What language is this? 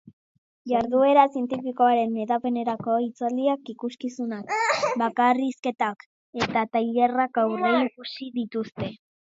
Basque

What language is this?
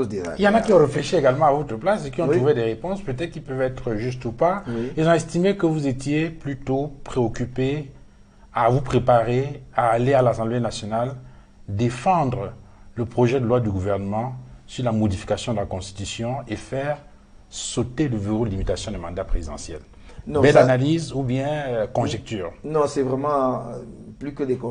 French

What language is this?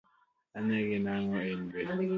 Luo (Kenya and Tanzania)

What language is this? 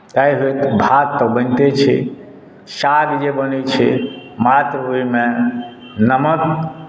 Maithili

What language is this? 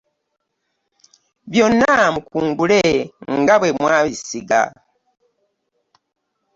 Ganda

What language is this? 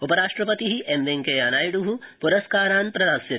Sanskrit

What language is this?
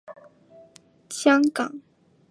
Chinese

